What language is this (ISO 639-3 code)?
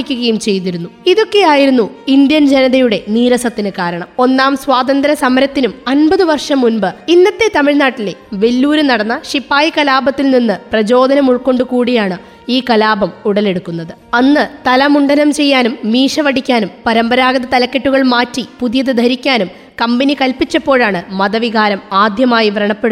mal